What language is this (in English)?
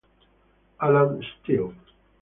Italian